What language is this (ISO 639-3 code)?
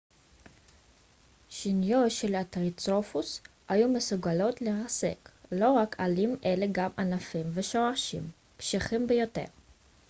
heb